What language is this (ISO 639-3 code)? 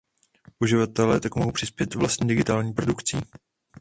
ces